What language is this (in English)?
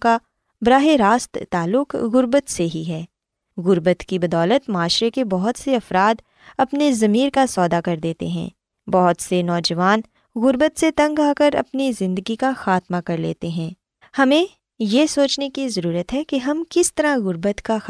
Urdu